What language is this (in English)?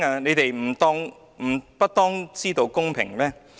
Cantonese